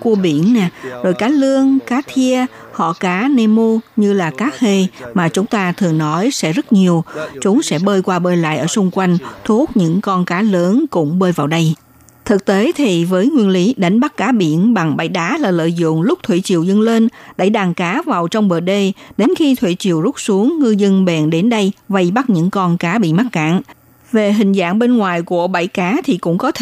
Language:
Vietnamese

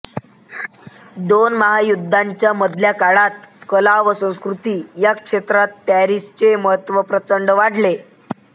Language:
Marathi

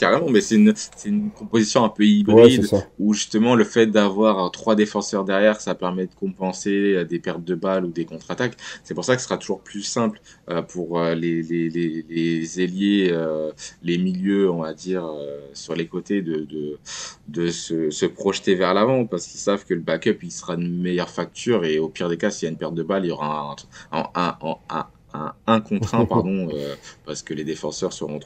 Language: French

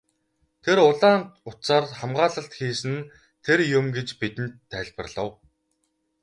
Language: Mongolian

